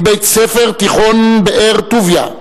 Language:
Hebrew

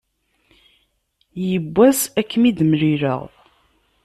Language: Kabyle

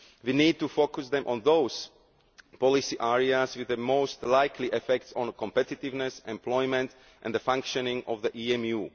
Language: English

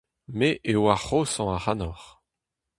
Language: Breton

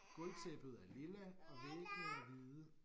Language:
Danish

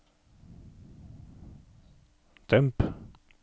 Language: Norwegian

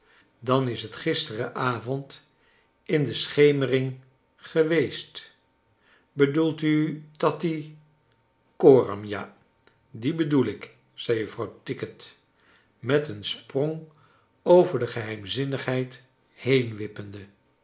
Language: Dutch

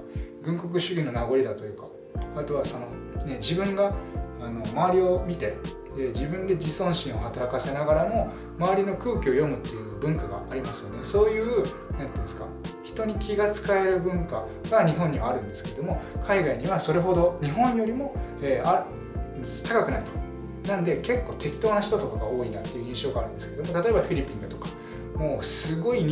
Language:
Japanese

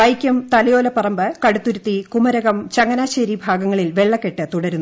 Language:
Malayalam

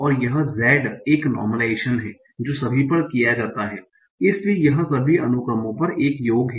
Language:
Hindi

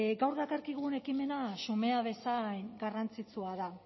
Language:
Basque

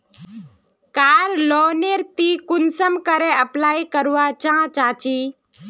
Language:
Magahi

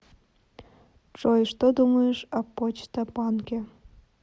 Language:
Russian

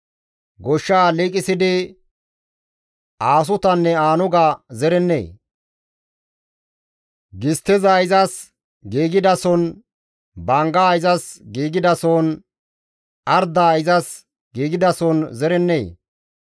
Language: Gamo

